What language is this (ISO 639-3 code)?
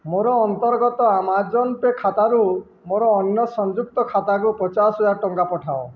ori